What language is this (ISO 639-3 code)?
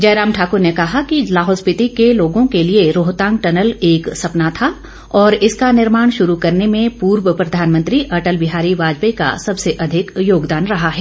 hin